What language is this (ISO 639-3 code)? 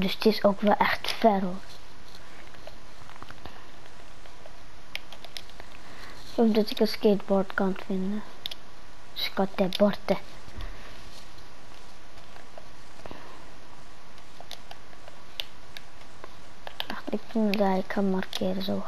nld